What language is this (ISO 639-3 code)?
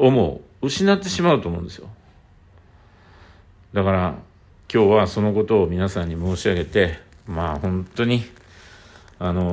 jpn